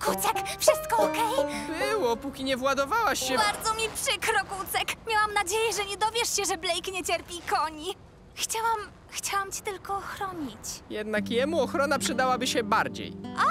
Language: Polish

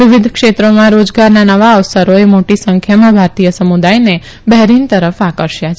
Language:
Gujarati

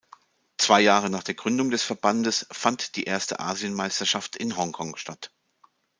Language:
German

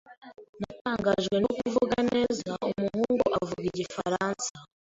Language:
Kinyarwanda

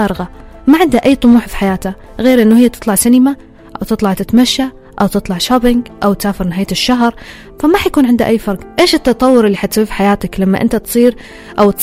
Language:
Arabic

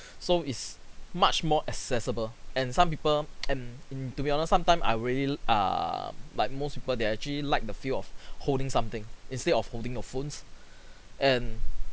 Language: English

